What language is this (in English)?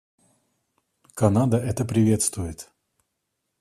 Russian